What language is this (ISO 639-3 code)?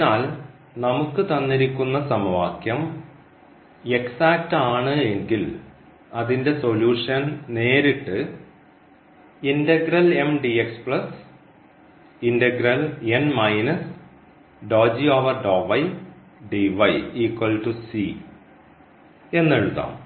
mal